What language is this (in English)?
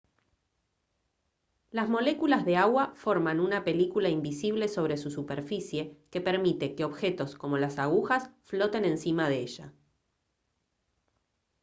Spanish